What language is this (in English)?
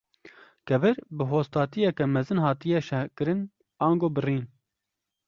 Kurdish